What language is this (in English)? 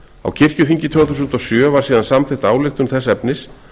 Icelandic